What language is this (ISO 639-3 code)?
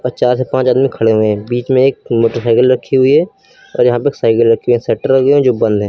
hin